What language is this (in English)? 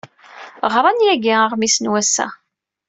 Kabyle